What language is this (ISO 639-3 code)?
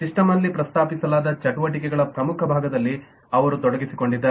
kan